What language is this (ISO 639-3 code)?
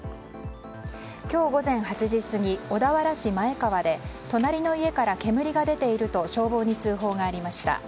jpn